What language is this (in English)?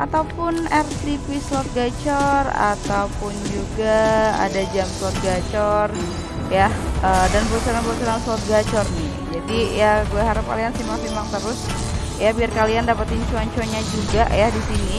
Indonesian